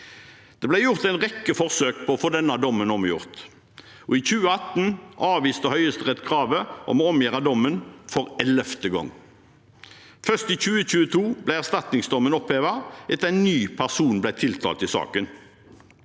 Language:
Norwegian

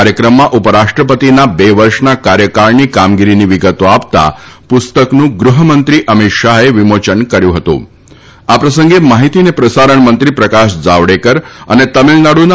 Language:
Gujarati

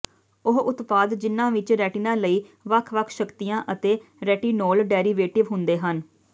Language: Punjabi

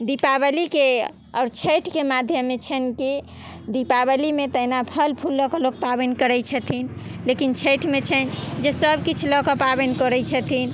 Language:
Maithili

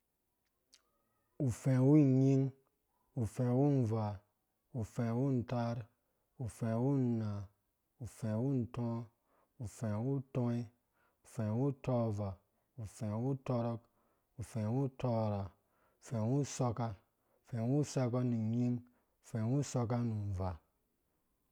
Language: Dũya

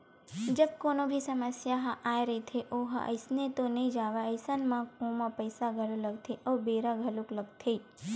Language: Chhattisgarhi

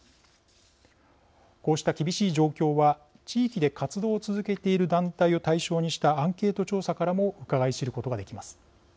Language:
Japanese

